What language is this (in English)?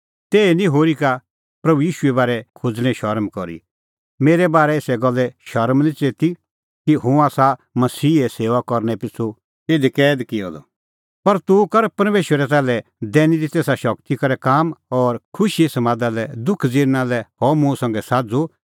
Kullu Pahari